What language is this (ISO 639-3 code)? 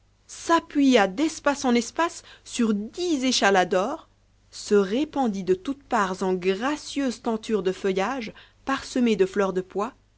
fra